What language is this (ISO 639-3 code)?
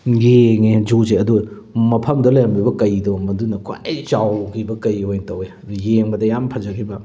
mni